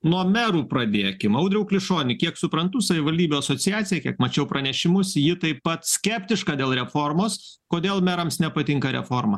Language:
Lithuanian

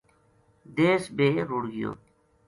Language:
Gujari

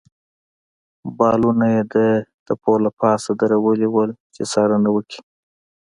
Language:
Pashto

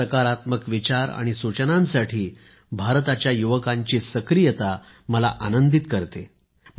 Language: Marathi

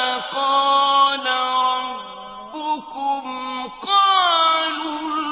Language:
Arabic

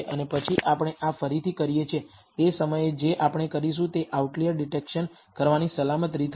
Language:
Gujarati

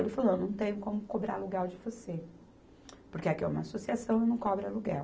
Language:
Portuguese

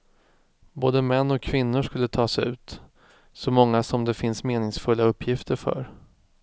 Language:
Swedish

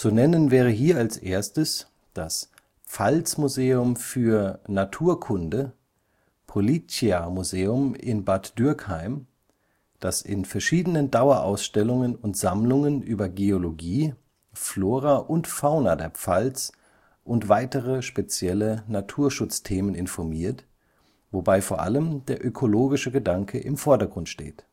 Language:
German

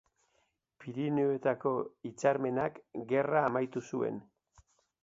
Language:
Basque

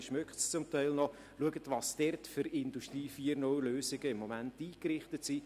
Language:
Swiss German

